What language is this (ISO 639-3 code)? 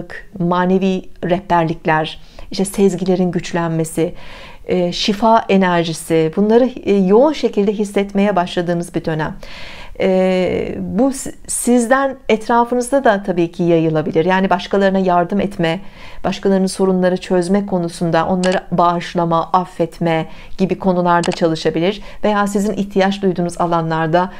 tur